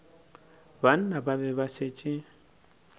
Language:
Northern Sotho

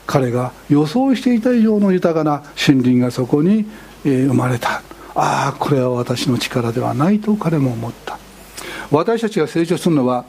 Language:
Japanese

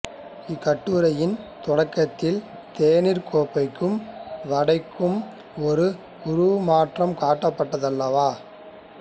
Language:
Tamil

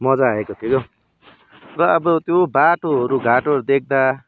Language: Nepali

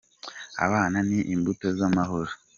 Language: Kinyarwanda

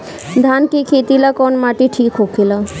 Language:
Bhojpuri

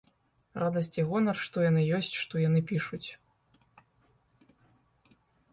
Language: Belarusian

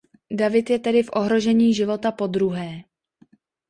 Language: Czech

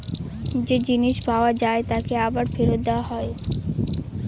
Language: Bangla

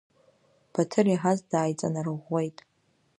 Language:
Abkhazian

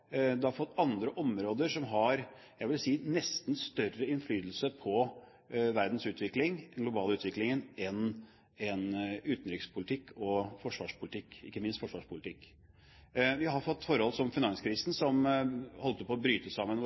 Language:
Norwegian Bokmål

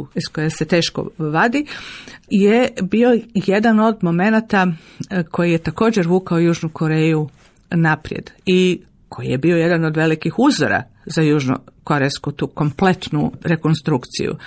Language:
Croatian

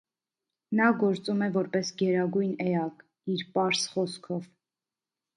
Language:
Armenian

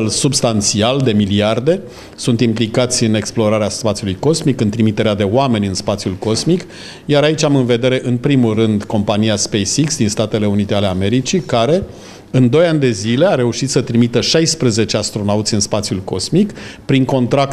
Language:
Romanian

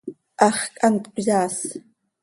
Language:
Seri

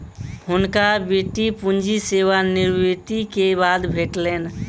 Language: Maithili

